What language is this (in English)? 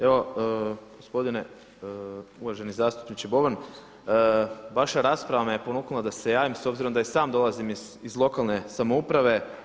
Croatian